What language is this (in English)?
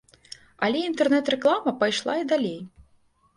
Belarusian